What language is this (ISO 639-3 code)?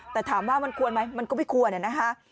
tha